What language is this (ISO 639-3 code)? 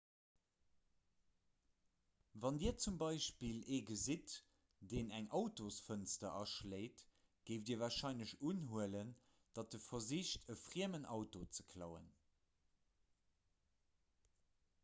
ltz